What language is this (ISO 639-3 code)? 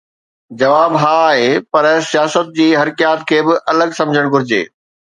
snd